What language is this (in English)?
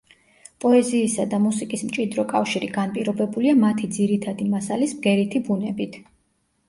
Georgian